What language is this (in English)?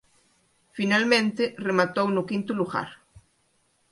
Galician